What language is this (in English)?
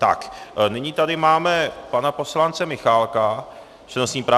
Czech